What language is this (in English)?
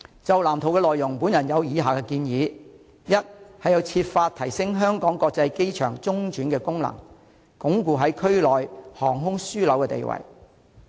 Cantonese